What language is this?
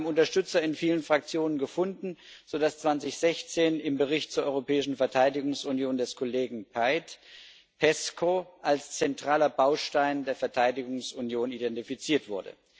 German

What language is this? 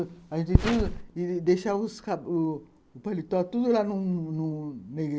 Portuguese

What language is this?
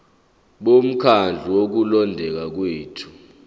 Zulu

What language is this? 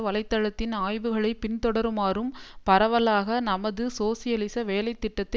Tamil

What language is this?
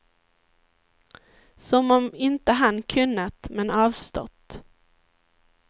Swedish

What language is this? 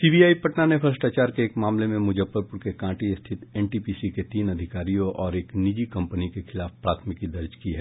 Hindi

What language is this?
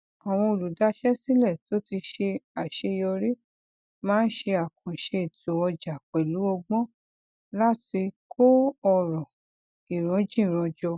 Yoruba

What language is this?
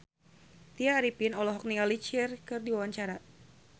Sundanese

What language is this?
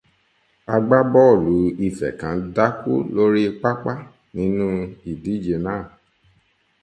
Yoruba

